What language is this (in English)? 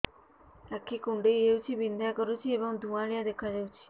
Odia